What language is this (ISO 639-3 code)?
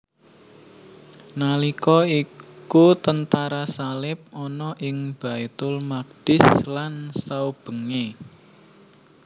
jav